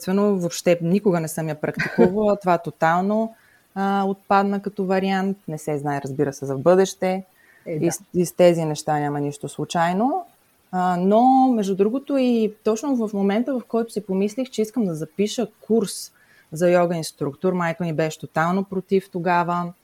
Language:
Bulgarian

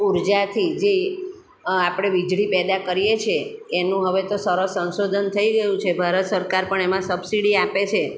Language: Gujarati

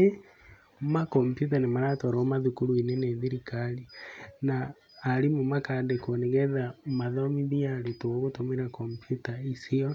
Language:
Kikuyu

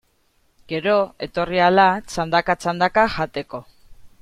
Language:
Basque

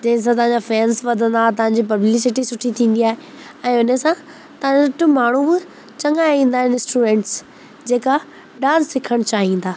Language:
Sindhi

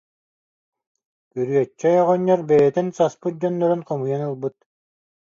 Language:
Yakut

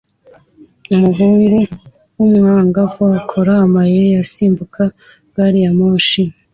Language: Kinyarwanda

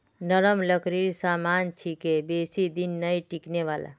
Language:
Magahi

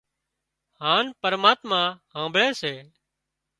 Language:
Wadiyara Koli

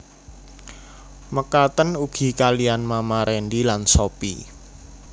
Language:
Javanese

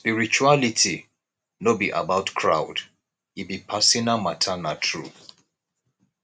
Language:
Nigerian Pidgin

